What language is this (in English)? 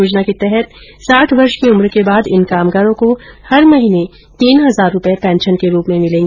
Hindi